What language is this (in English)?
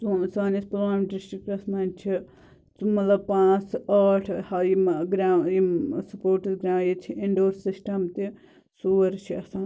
Kashmiri